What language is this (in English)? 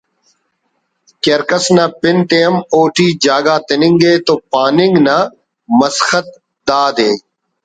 Brahui